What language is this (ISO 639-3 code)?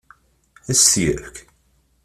kab